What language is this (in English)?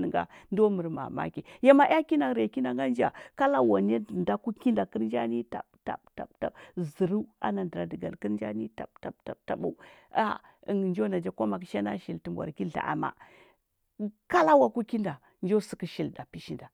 Huba